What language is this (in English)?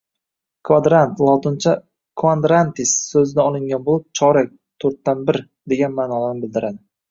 Uzbek